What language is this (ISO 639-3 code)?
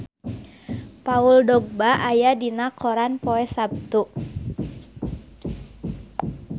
sun